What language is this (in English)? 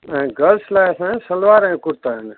Sindhi